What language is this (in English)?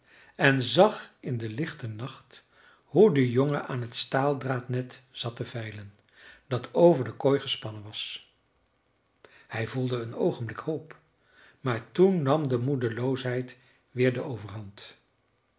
Dutch